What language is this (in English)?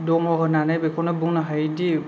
Bodo